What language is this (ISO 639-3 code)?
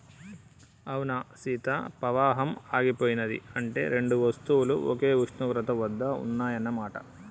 tel